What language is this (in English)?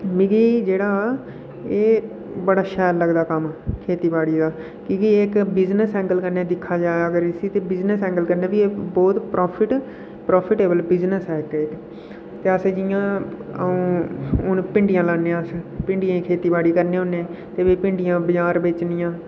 Dogri